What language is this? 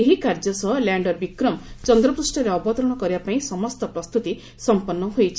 Odia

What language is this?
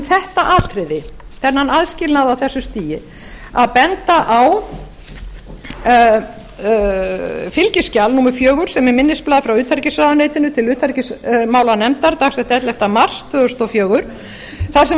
Icelandic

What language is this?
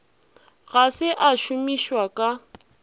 Northern Sotho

